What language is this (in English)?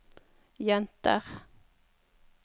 Norwegian